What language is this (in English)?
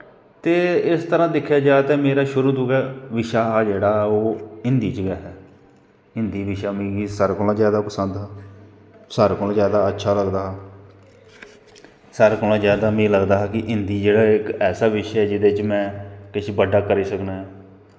Dogri